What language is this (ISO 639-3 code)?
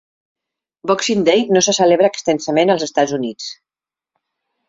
cat